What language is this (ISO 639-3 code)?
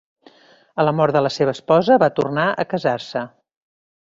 cat